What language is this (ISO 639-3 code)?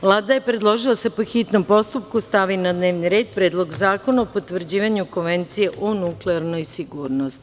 srp